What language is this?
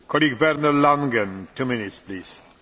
German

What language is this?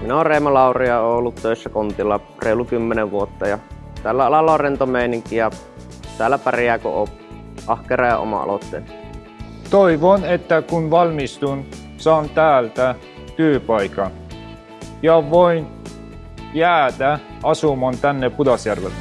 Finnish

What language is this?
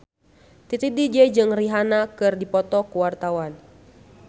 Sundanese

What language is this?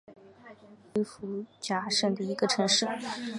Chinese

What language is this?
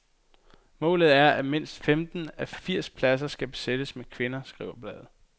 Danish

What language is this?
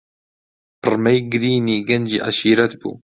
Central Kurdish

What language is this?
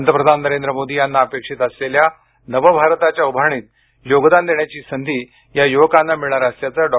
Marathi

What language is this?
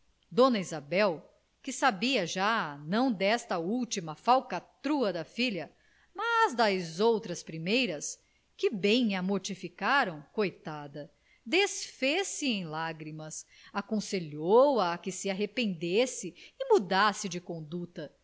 Portuguese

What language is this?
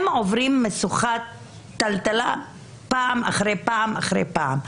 Hebrew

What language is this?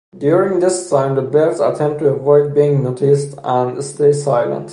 English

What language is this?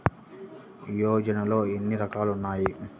Telugu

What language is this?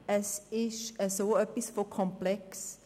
Swiss German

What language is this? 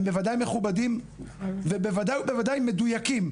Hebrew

